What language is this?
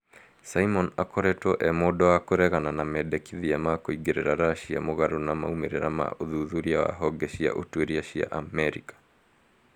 Kikuyu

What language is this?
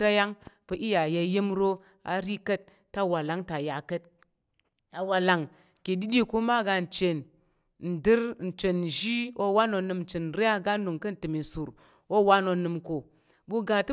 Tarok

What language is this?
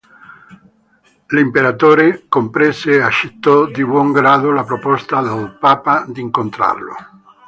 Italian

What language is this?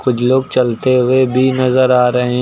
Hindi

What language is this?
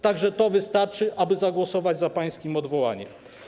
Polish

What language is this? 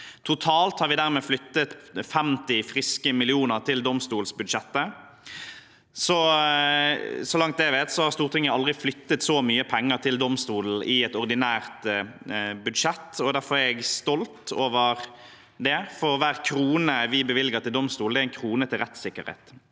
Norwegian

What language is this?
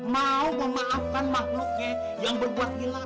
Indonesian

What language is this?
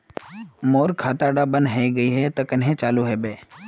Magahi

